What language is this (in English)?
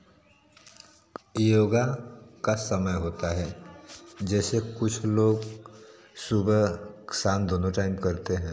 Hindi